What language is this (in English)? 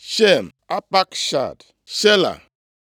Igbo